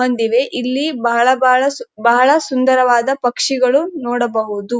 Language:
Kannada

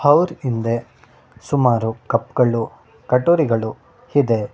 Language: Kannada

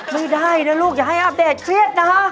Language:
Thai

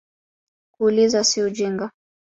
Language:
Swahili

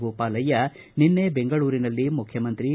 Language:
Kannada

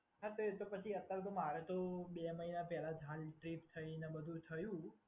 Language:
Gujarati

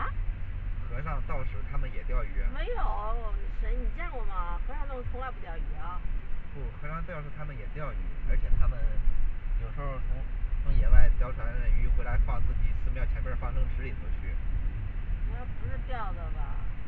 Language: Chinese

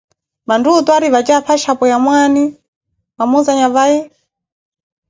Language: Koti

